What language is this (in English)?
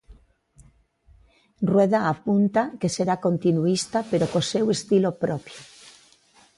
Galician